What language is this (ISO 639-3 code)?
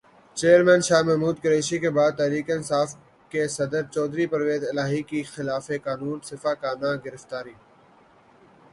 urd